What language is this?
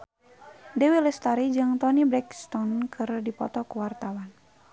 Sundanese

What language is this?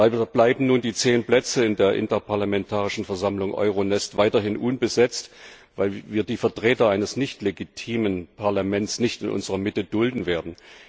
German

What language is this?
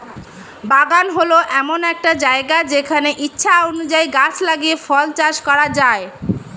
Bangla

